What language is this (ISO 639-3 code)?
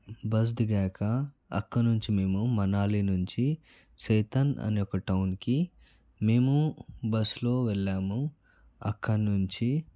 tel